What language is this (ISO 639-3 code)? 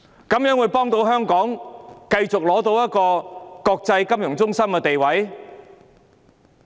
yue